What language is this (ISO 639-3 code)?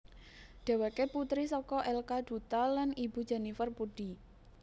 jav